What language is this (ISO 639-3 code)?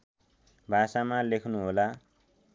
nep